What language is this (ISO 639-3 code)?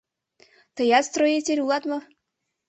chm